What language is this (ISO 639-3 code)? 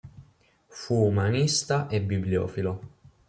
ita